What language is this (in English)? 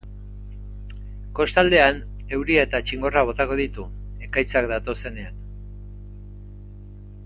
Basque